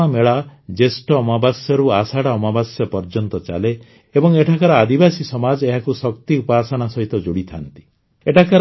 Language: Odia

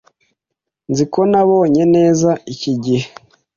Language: Kinyarwanda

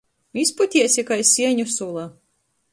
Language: Latgalian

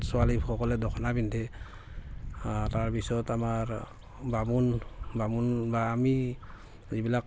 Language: Assamese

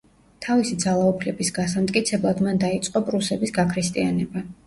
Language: Georgian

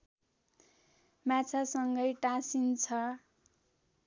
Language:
Nepali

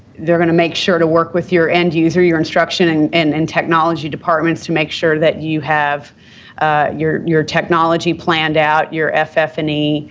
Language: English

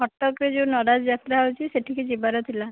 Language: Odia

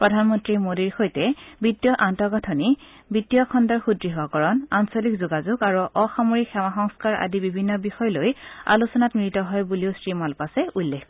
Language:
Assamese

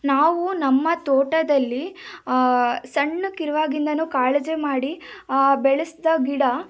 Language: Kannada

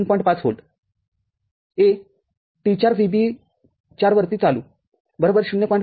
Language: Marathi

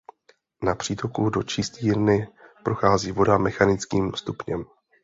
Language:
Czech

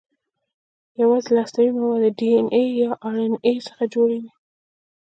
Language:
Pashto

